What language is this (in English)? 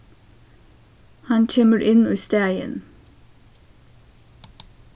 Faroese